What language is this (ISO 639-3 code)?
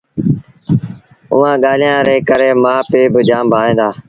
sbn